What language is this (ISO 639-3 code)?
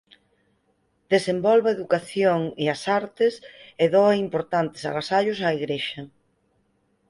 glg